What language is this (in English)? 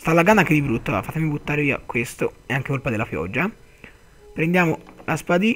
Italian